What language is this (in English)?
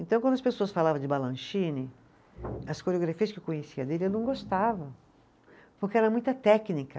Portuguese